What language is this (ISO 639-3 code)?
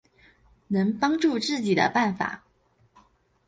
zho